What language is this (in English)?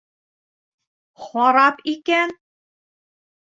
Bashkir